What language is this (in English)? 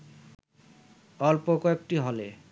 Bangla